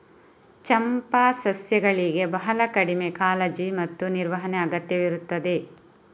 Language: Kannada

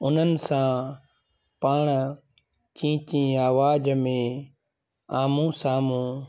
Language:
Sindhi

